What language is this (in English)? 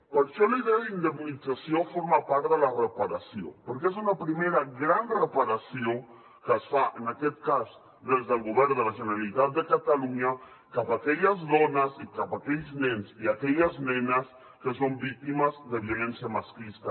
Catalan